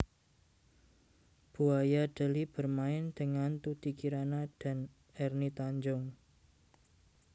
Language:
Javanese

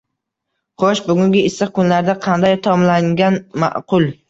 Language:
Uzbek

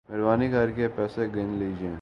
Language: Urdu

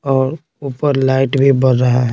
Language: Hindi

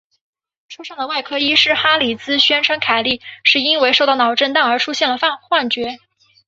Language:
Chinese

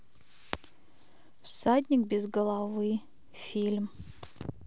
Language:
Russian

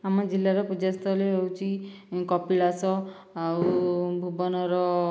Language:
Odia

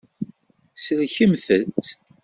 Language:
Kabyle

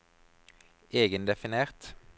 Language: Norwegian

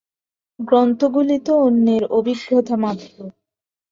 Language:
Bangla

